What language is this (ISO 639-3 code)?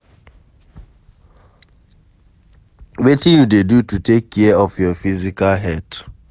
pcm